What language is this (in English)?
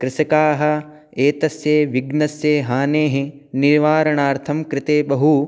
Sanskrit